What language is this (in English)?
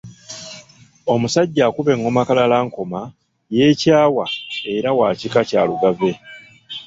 Ganda